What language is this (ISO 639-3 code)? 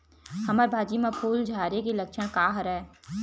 hne